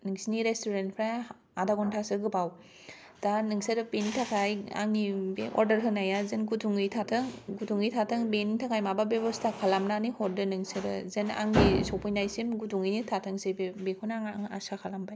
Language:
Bodo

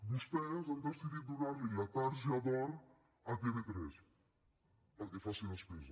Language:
Catalan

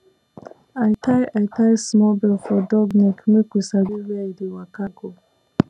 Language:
Nigerian Pidgin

